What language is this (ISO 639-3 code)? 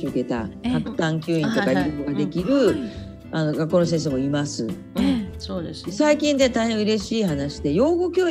jpn